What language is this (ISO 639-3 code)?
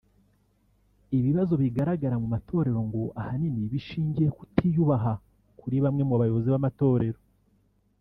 kin